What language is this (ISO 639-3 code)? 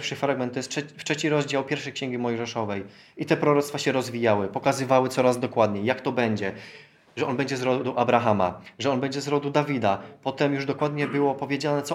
pol